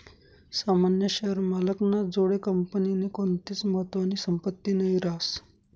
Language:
Marathi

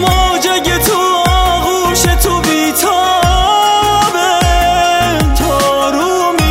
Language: Persian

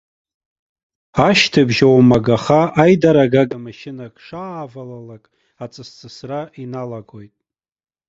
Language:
Abkhazian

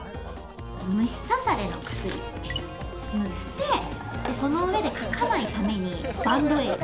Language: Japanese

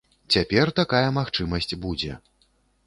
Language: Belarusian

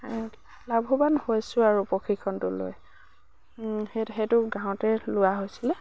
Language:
Assamese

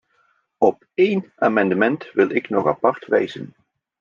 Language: Dutch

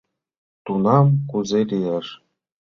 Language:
Mari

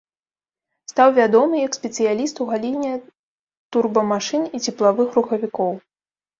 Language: Belarusian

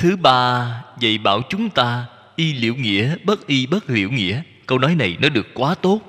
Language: Vietnamese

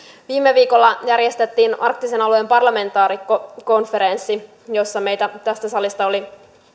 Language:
Finnish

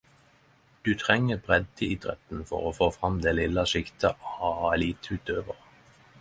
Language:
Norwegian Nynorsk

